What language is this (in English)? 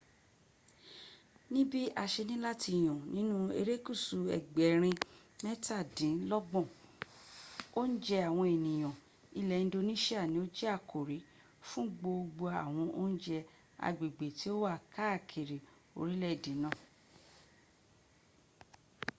Yoruba